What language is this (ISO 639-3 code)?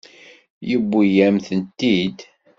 kab